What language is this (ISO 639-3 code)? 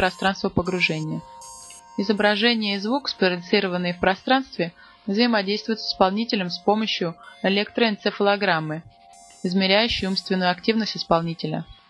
rus